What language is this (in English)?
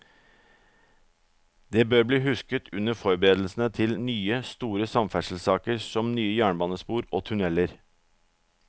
Norwegian